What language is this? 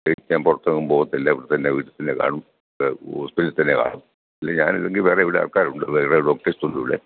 Malayalam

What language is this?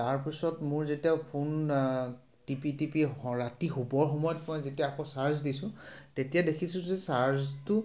Assamese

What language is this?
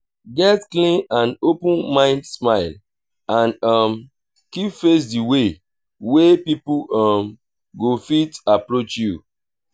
Nigerian Pidgin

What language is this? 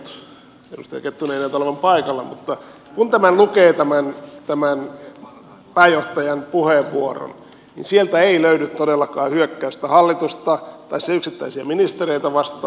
Finnish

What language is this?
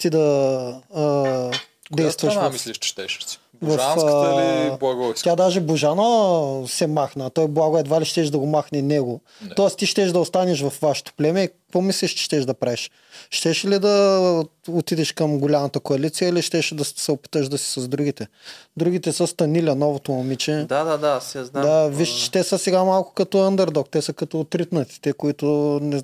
Bulgarian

